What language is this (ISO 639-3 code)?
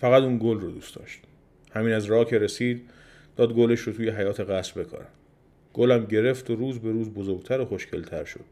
fas